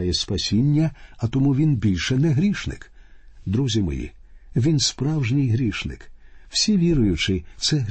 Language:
Ukrainian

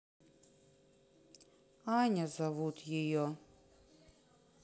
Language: Russian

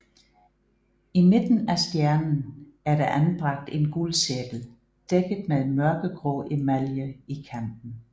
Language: Danish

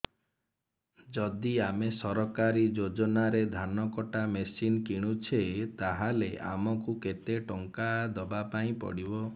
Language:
Odia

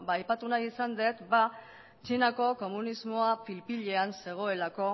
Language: Basque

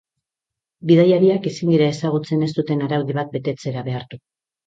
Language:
Basque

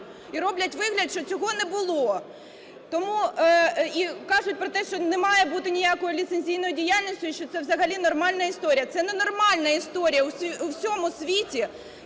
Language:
Ukrainian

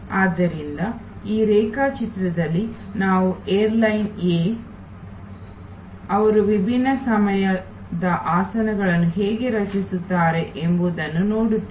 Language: Kannada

